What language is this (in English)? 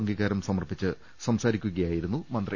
Malayalam